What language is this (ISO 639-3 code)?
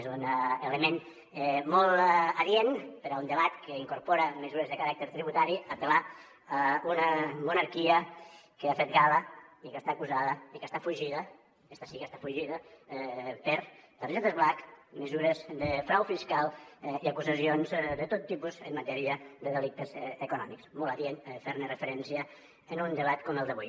cat